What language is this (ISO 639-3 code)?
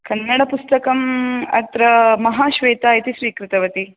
san